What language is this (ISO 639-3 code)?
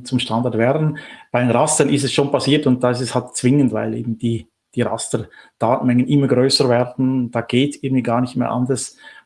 deu